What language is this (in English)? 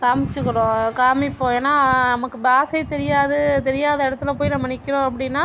Tamil